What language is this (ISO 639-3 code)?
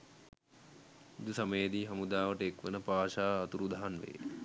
sin